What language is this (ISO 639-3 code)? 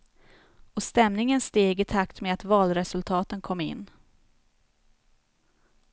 swe